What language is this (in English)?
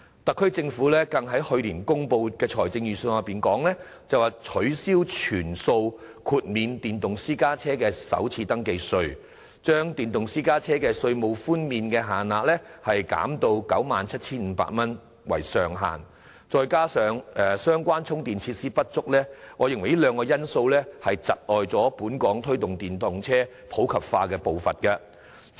Cantonese